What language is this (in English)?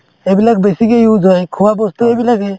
Assamese